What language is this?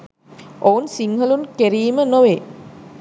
Sinhala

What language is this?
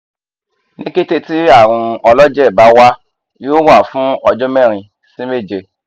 Yoruba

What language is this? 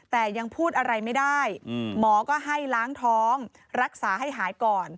Thai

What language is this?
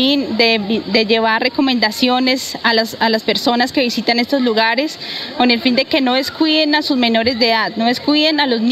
Spanish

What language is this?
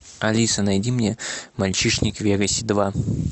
Russian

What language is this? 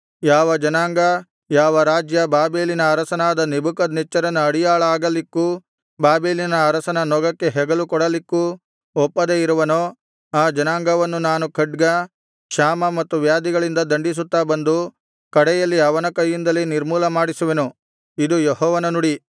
Kannada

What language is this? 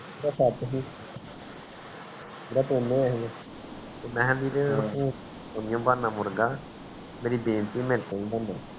Punjabi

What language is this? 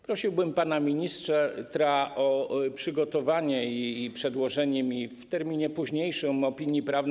Polish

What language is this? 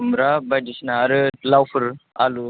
Bodo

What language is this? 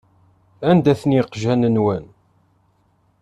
Kabyle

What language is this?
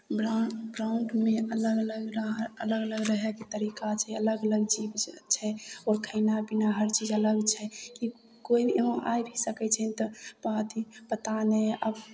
Maithili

